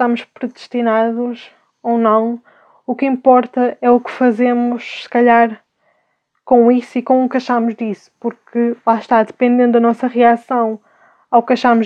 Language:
Portuguese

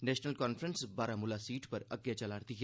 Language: Dogri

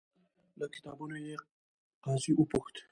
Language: Pashto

